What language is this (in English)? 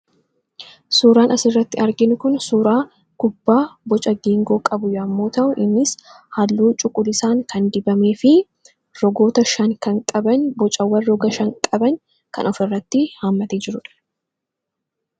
Oromo